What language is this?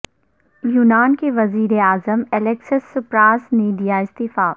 Urdu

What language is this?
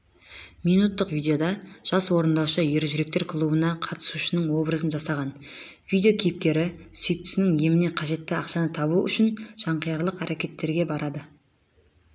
Kazakh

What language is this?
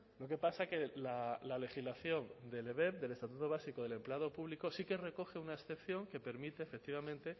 Spanish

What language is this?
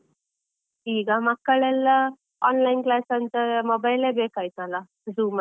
Kannada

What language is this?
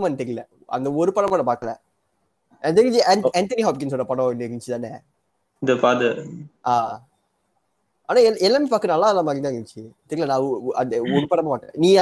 Tamil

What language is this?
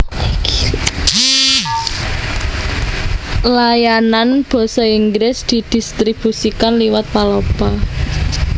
Javanese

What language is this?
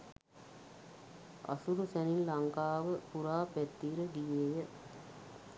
Sinhala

